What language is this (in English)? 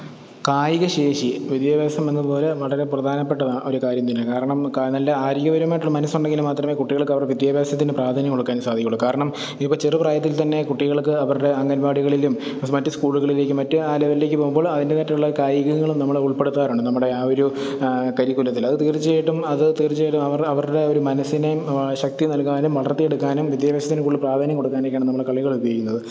Malayalam